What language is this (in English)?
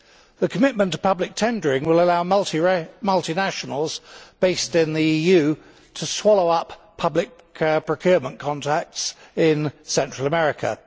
English